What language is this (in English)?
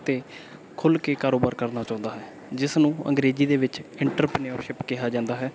Punjabi